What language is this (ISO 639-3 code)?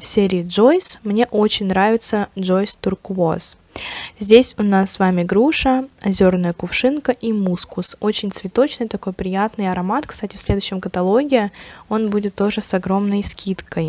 rus